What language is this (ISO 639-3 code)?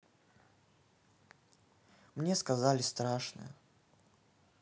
rus